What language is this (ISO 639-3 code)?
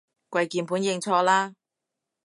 yue